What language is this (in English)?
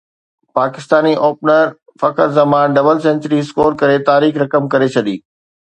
Sindhi